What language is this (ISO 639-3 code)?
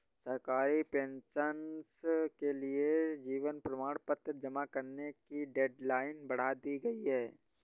hin